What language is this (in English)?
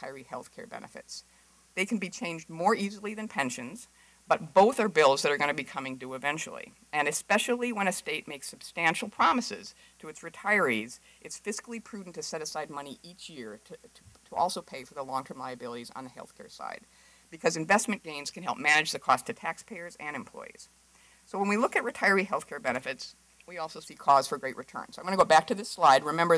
English